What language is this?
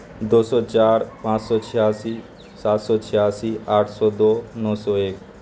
Urdu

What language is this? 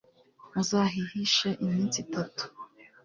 Kinyarwanda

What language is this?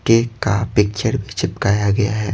Hindi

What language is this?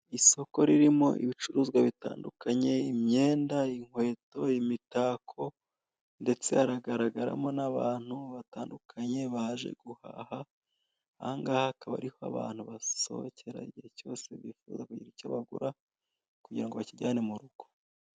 Kinyarwanda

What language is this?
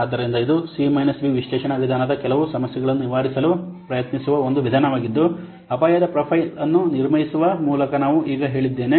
Kannada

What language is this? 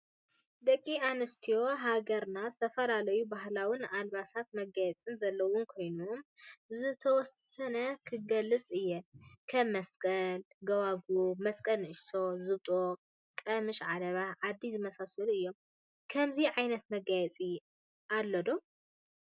Tigrinya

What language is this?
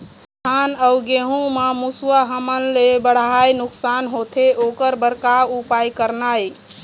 Chhattisgarhi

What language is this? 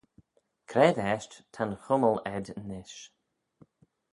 Manx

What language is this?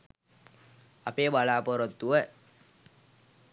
Sinhala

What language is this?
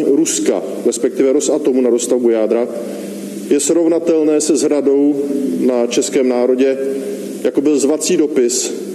Czech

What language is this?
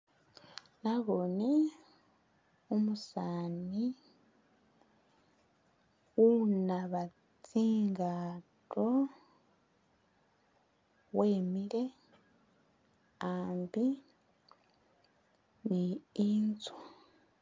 Masaaba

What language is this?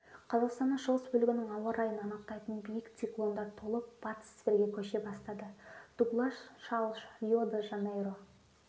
Kazakh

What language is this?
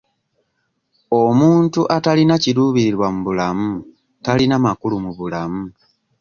Ganda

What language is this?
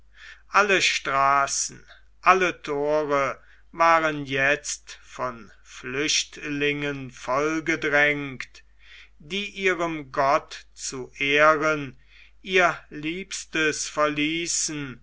German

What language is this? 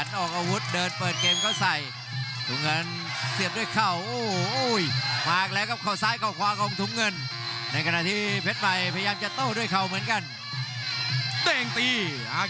Thai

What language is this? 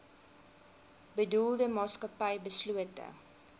Afrikaans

